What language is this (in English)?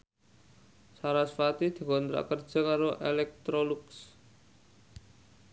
Javanese